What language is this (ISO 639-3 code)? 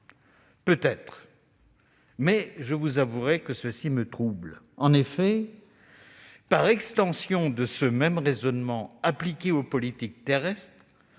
fra